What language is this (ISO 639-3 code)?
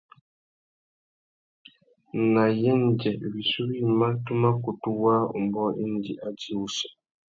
bag